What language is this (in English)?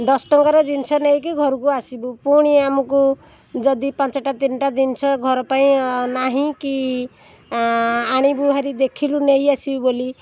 Odia